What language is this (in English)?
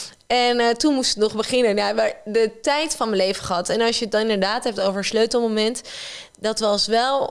Dutch